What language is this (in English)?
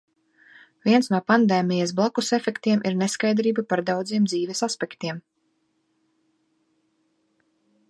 Latvian